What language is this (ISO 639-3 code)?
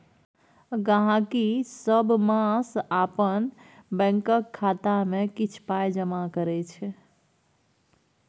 mai